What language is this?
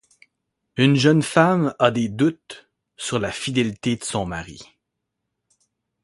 French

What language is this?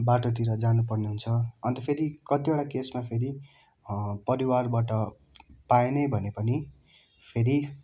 Nepali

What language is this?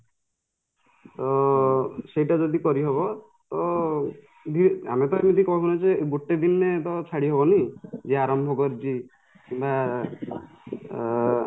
Odia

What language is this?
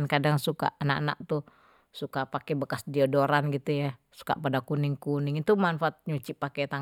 Betawi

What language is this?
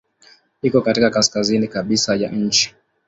Swahili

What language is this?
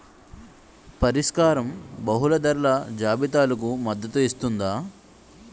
Telugu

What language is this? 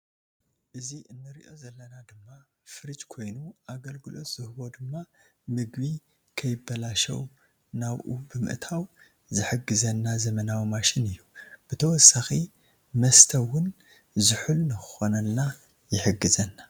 Tigrinya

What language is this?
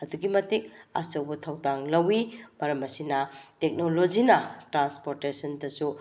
Manipuri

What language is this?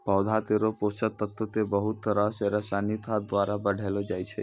Maithili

